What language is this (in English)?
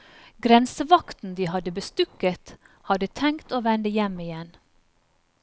Norwegian